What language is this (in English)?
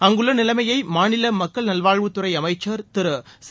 Tamil